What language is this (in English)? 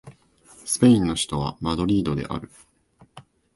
Japanese